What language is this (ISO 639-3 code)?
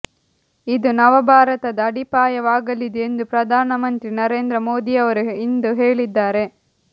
kan